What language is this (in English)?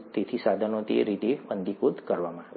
Gujarati